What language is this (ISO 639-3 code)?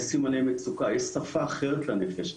heb